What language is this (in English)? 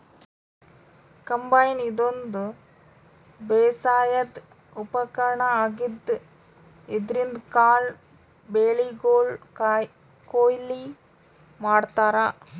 Kannada